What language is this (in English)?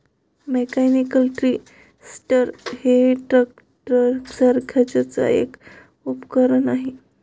Marathi